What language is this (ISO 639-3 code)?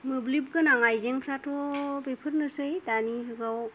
brx